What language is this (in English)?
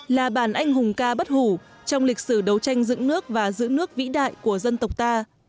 Vietnamese